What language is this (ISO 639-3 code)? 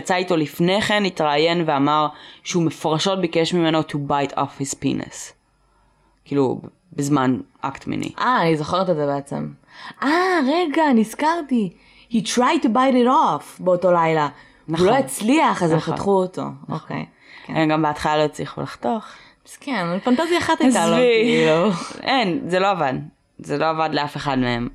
heb